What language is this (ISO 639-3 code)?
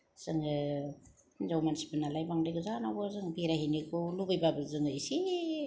brx